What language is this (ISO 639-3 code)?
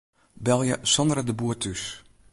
fry